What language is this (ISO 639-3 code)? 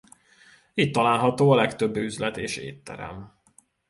hun